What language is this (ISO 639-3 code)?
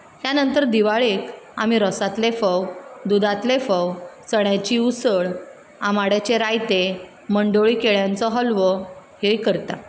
kok